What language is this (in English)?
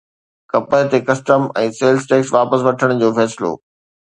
Sindhi